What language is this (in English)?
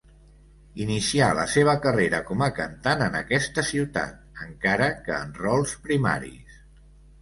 Catalan